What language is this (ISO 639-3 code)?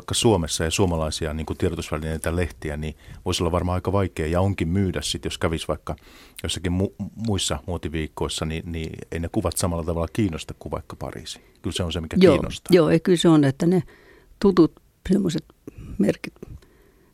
fin